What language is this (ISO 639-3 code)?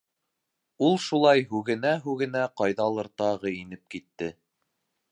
bak